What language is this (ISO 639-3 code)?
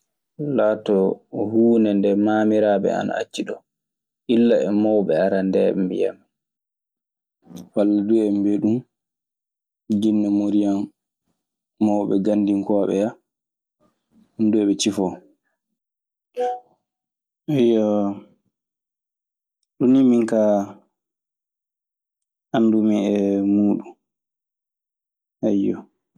ffm